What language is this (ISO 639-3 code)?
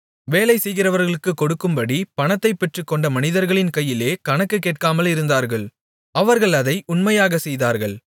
tam